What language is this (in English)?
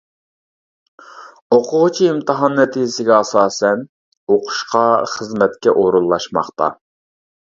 Uyghur